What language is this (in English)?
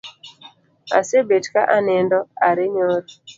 Luo (Kenya and Tanzania)